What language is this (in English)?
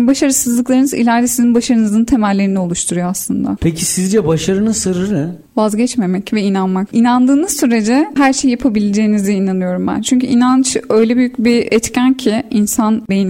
Turkish